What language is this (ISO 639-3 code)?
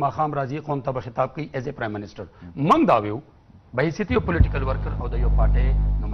ara